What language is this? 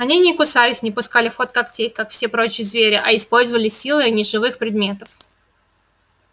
Russian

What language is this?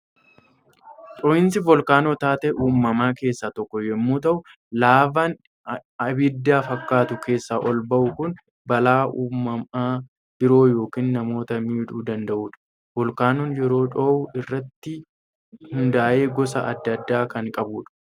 Oromo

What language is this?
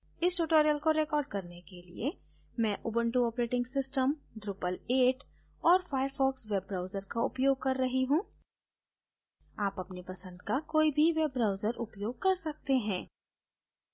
Hindi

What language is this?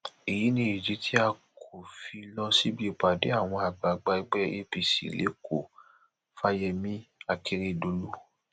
Yoruba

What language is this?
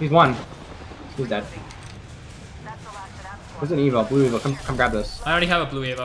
English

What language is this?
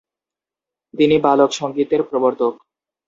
Bangla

